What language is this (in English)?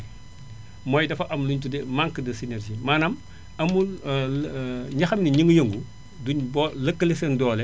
Wolof